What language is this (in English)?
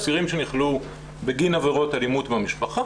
Hebrew